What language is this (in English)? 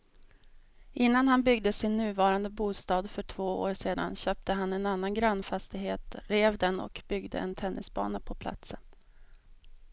Swedish